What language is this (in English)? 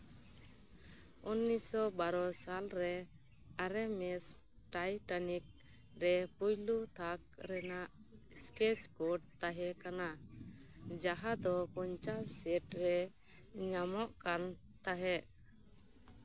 Santali